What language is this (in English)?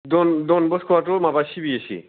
Bodo